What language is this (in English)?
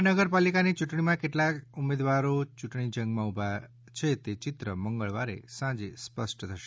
Gujarati